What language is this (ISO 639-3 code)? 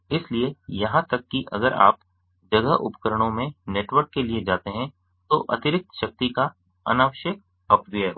hin